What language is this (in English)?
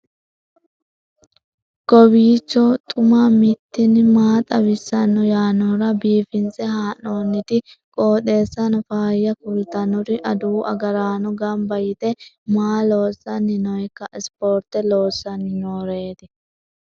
Sidamo